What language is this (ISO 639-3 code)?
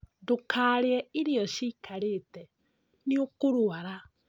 kik